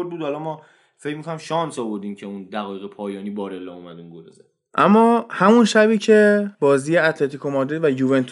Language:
Persian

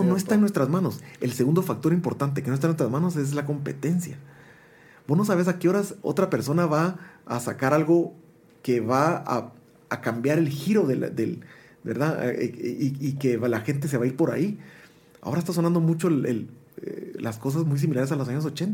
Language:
Spanish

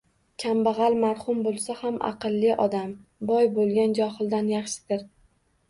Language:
Uzbek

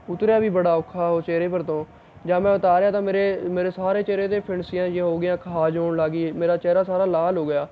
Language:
Punjabi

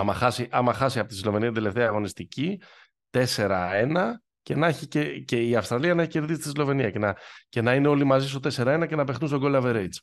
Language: Greek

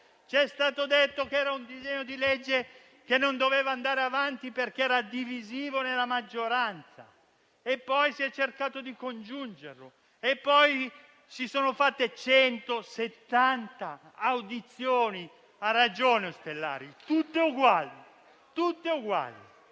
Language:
Italian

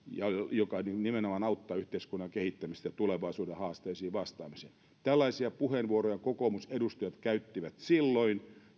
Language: Finnish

